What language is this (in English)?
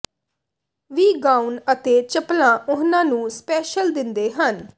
Punjabi